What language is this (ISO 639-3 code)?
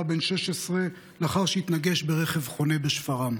heb